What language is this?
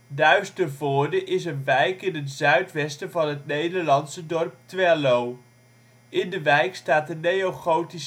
Dutch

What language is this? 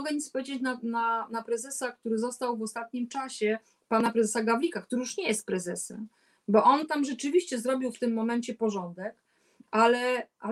Polish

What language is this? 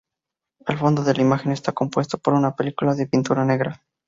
Spanish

